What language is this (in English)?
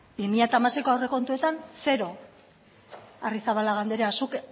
Basque